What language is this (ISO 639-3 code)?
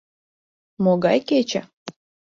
chm